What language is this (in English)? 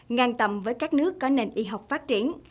Vietnamese